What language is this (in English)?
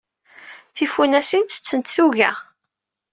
Kabyle